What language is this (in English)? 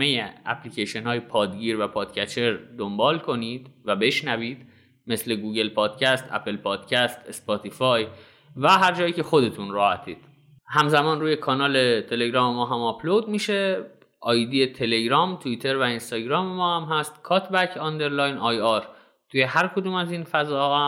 Persian